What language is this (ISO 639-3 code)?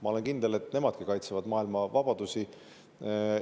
est